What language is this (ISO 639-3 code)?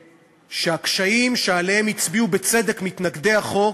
heb